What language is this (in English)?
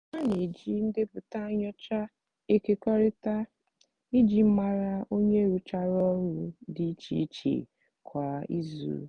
Igbo